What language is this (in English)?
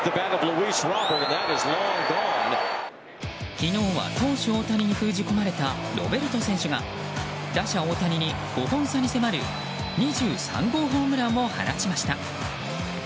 Japanese